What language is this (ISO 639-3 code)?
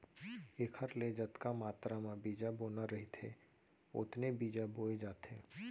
hne